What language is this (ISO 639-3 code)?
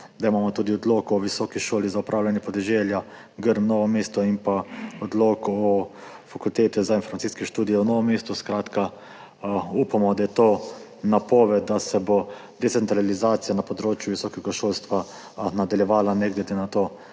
slv